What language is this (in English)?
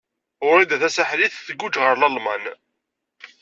Kabyle